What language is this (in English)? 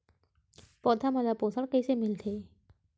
Chhattisgarhi